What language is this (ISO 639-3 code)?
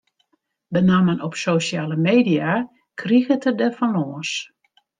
fry